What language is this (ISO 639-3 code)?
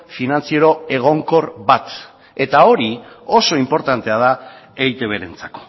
eus